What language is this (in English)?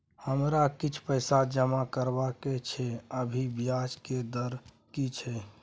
Maithili